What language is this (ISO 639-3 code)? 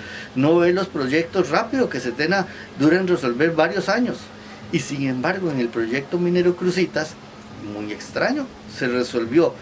spa